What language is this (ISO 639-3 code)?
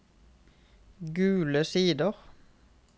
nor